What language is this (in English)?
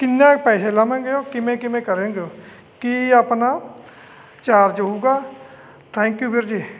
Punjabi